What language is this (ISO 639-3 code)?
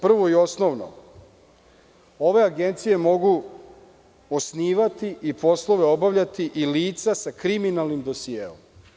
srp